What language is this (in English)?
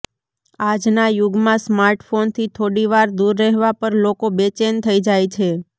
Gujarati